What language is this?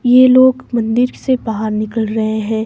Hindi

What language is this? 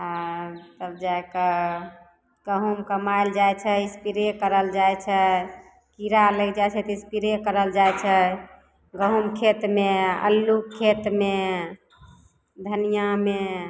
Maithili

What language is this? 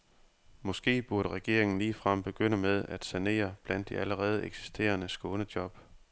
Danish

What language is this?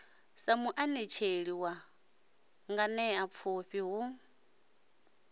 Venda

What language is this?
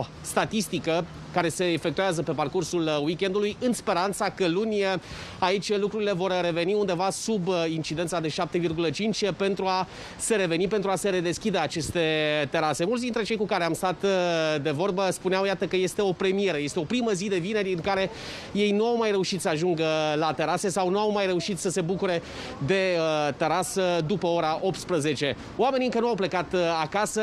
Romanian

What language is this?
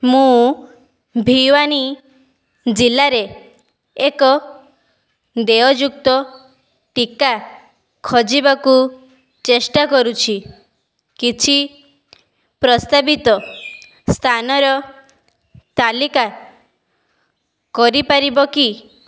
Odia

